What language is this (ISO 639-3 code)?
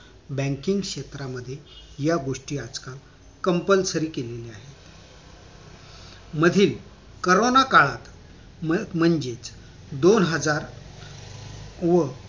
mar